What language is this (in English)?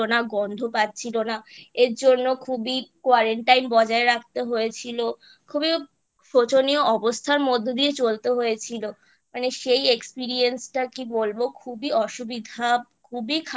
Bangla